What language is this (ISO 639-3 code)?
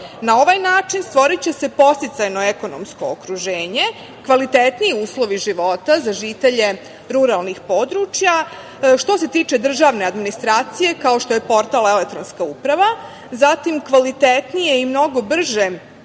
srp